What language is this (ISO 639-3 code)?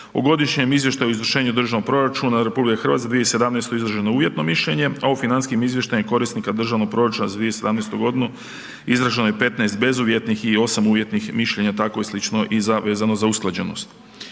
hrv